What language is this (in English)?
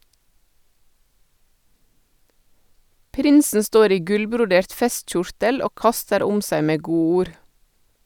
Norwegian